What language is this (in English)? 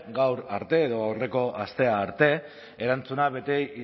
Basque